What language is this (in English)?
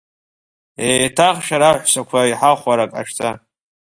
Abkhazian